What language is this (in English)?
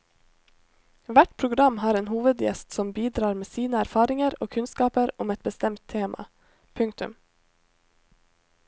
Norwegian